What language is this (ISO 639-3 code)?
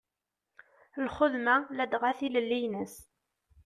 kab